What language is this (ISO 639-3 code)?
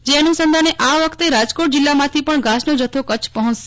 guj